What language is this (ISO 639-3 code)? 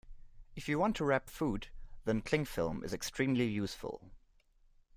eng